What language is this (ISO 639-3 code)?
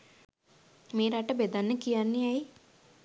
sin